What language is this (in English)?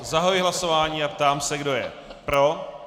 Czech